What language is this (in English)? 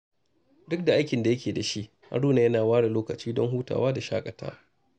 Hausa